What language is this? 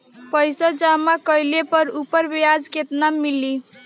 Bhojpuri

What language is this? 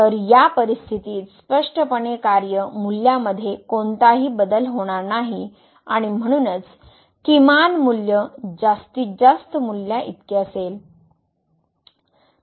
Marathi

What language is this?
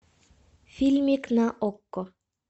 Russian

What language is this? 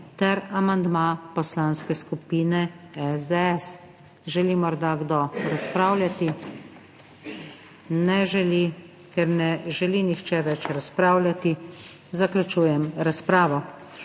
Slovenian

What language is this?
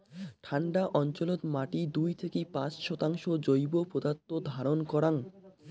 Bangla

